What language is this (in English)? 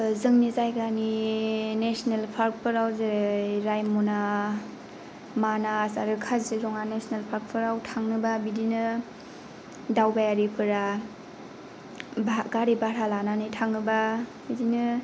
Bodo